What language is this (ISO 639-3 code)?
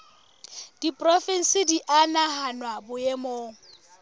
sot